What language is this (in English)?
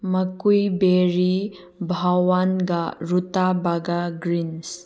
Manipuri